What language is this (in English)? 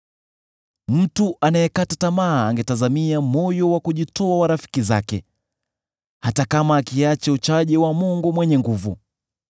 Swahili